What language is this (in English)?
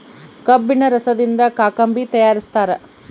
Kannada